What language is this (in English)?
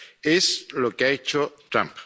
Spanish